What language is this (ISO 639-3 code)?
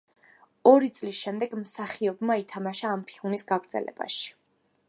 kat